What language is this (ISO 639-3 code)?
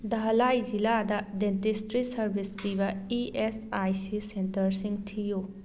mni